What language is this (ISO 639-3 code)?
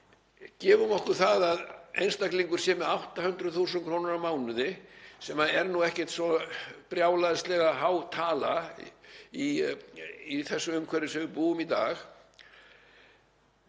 isl